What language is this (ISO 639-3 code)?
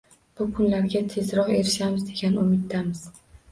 uzb